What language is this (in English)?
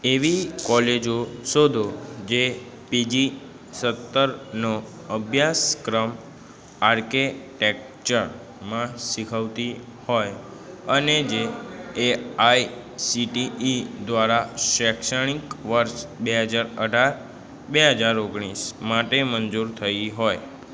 Gujarati